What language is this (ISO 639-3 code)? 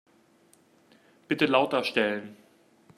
deu